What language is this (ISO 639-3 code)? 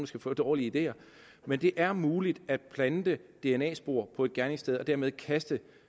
dan